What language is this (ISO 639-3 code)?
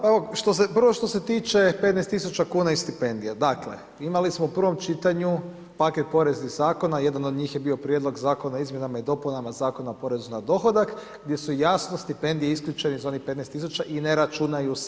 hrv